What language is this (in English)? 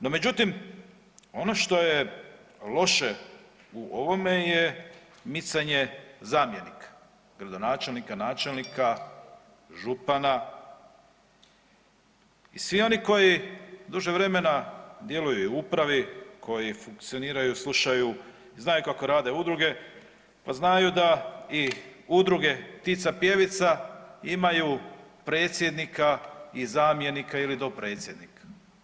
Croatian